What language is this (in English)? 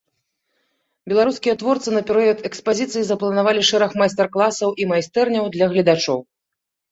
Belarusian